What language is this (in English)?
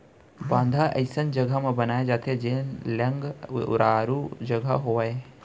Chhattisgarhi